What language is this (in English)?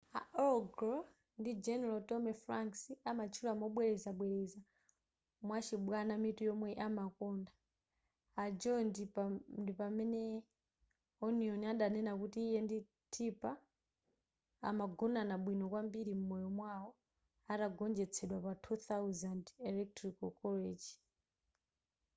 Nyanja